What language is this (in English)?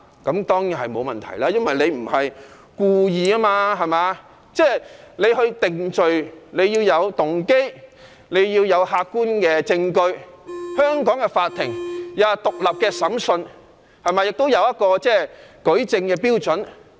Cantonese